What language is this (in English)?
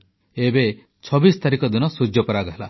Odia